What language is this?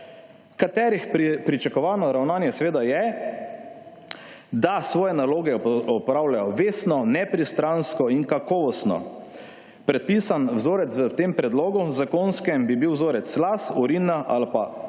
Slovenian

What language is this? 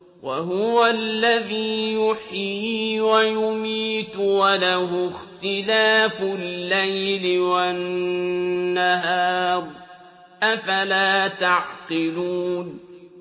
Arabic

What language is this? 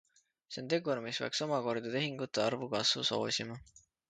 Estonian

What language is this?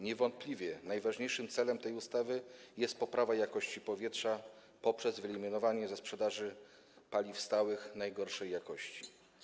Polish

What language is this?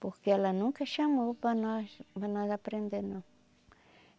Portuguese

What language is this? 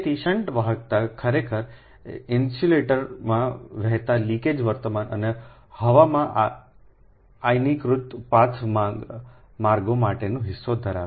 Gujarati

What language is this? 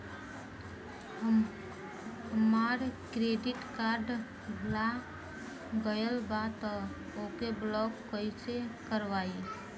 Bhojpuri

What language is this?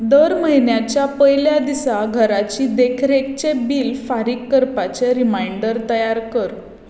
Konkani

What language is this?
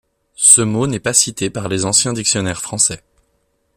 French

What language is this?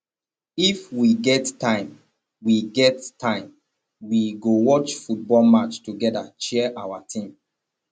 Nigerian Pidgin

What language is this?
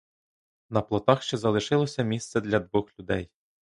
Ukrainian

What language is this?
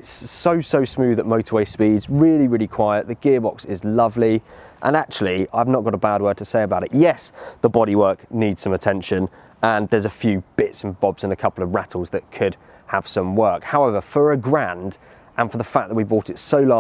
English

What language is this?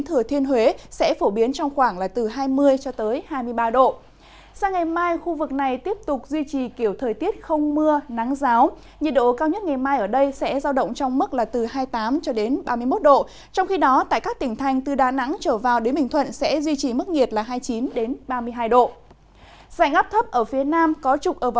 Vietnamese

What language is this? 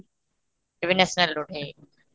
Odia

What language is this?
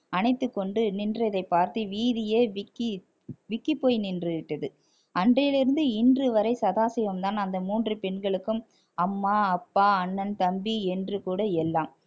Tamil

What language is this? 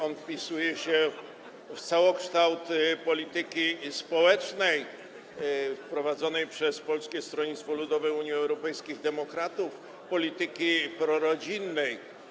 Polish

